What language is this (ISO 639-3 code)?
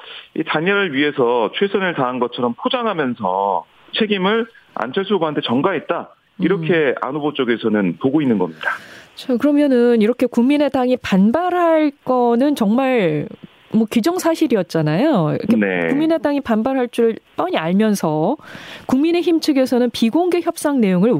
kor